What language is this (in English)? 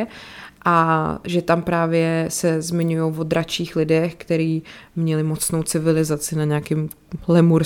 Czech